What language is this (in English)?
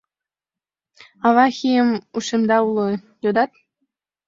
Mari